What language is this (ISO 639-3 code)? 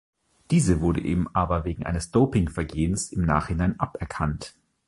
deu